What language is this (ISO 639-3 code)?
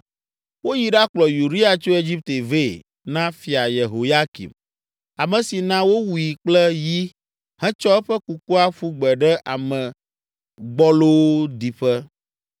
ewe